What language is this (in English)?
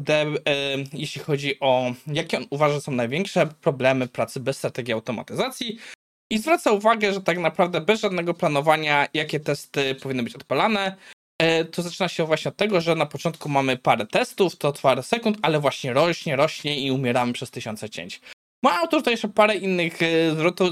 Polish